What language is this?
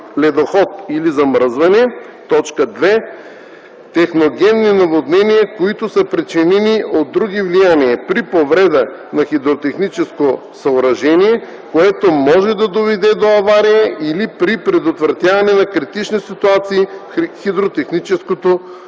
Bulgarian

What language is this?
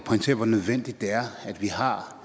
Danish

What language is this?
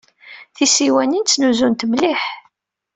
Kabyle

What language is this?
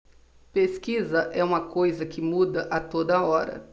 Portuguese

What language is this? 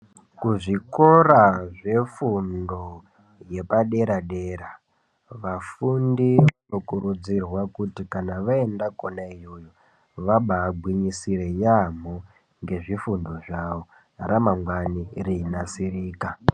Ndau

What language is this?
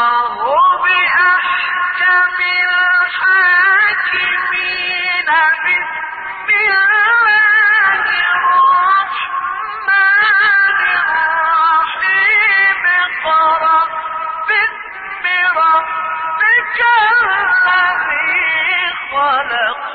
Arabic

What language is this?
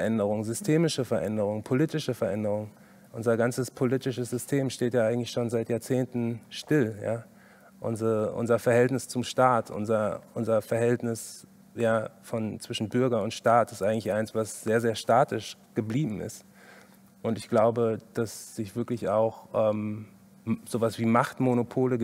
German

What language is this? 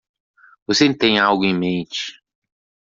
Portuguese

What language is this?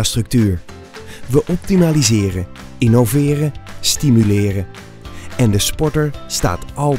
Dutch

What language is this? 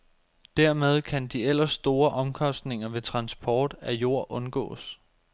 Danish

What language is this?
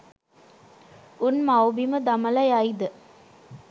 Sinhala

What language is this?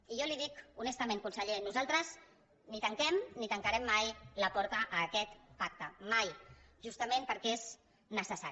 Catalan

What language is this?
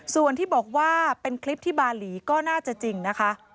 Thai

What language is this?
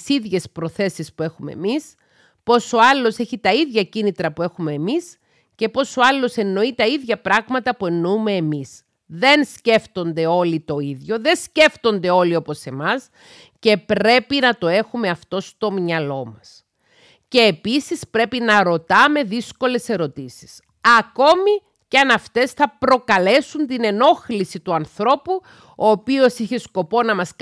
Greek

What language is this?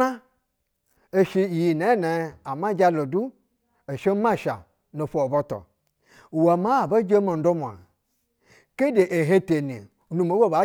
Basa (Nigeria)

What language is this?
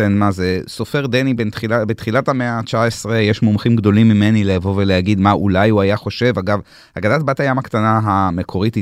Hebrew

